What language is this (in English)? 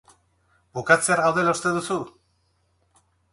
Basque